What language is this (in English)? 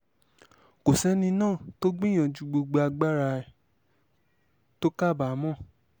Yoruba